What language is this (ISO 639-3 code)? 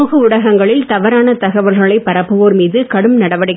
tam